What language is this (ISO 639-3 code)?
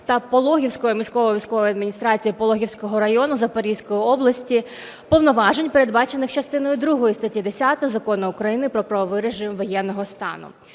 ukr